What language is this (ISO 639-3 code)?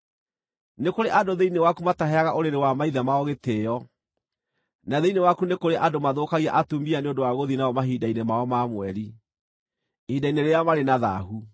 kik